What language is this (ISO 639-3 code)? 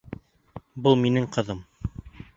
bak